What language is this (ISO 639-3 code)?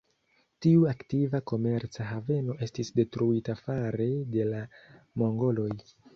epo